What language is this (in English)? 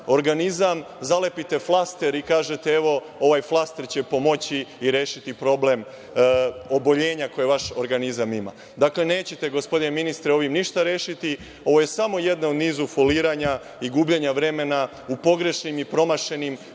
Serbian